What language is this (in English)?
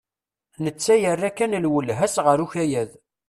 Kabyle